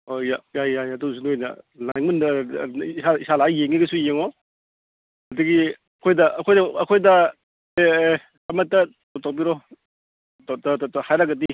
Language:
Manipuri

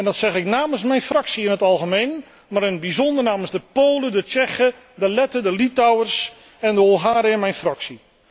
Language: Dutch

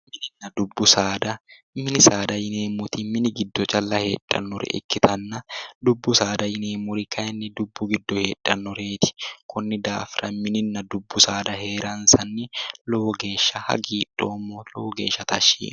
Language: Sidamo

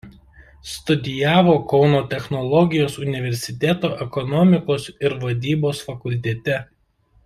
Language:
Lithuanian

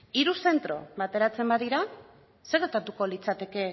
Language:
Basque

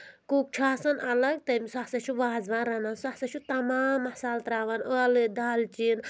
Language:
Kashmiri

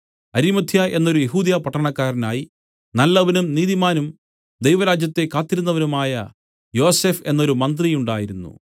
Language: Malayalam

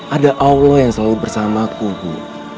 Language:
Indonesian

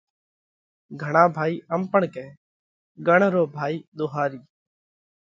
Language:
Parkari Koli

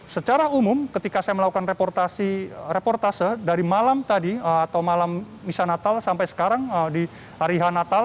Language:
Indonesian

